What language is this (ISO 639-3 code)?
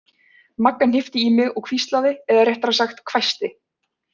isl